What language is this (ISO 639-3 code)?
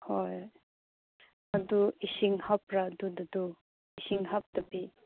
mni